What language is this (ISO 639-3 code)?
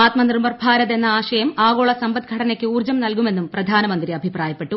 mal